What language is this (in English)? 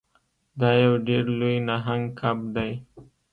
Pashto